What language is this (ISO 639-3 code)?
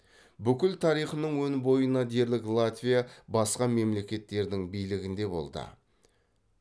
kaz